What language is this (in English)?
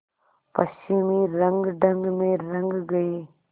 Hindi